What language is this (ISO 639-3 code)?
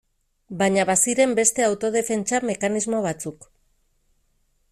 eus